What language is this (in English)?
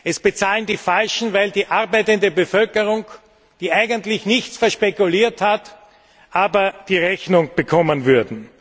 German